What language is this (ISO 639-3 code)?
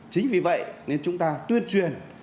vie